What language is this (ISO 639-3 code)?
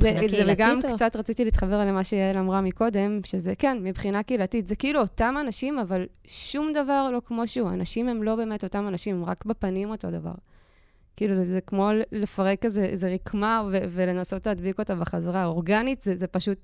heb